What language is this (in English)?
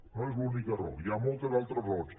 Catalan